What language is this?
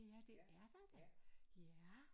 Danish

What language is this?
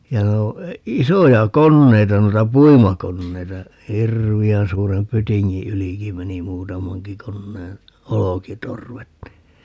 Finnish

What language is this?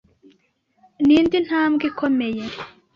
Kinyarwanda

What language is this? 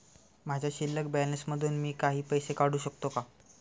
Marathi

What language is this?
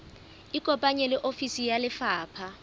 Southern Sotho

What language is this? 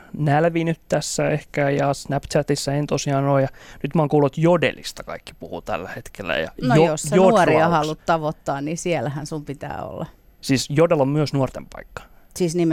Finnish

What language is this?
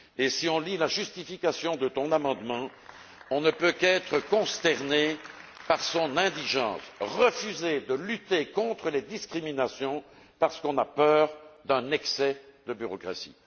French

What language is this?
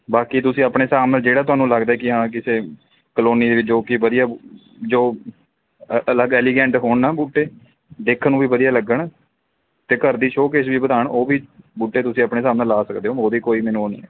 Punjabi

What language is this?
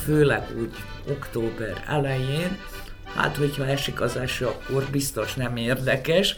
Hungarian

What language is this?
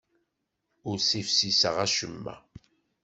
Kabyle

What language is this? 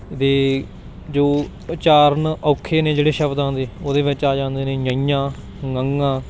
Punjabi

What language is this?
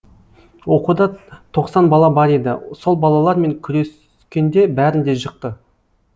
Kazakh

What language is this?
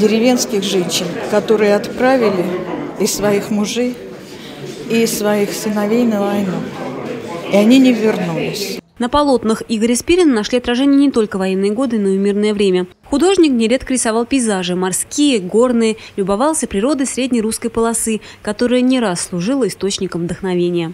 Russian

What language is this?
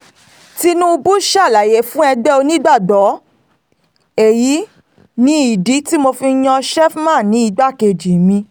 Yoruba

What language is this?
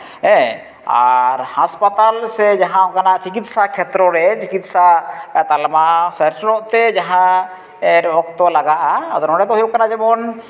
Santali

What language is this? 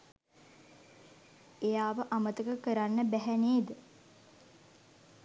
Sinhala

